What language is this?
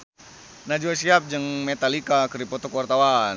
Sundanese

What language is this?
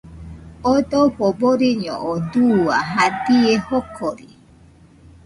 Nüpode Huitoto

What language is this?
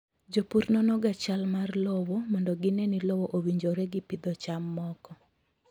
Luo (Kenya and Tanzania)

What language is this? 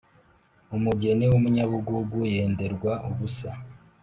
Kinyarwanda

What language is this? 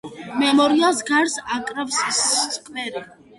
Georgian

